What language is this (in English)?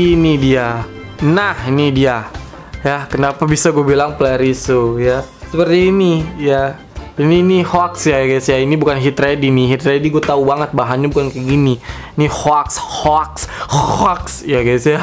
Indonesian